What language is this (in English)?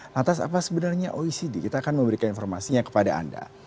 Indonesian